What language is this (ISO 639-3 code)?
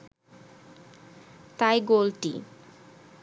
ben